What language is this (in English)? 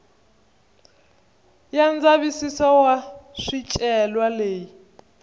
Tsonga